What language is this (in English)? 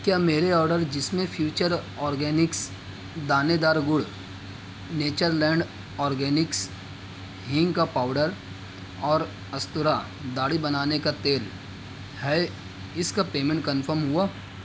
Urdu